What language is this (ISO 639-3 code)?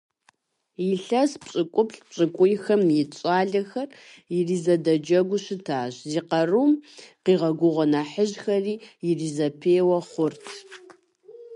kbd